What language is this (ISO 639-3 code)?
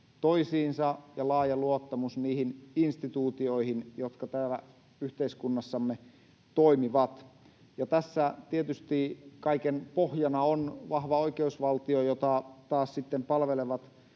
fin